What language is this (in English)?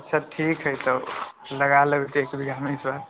Maithili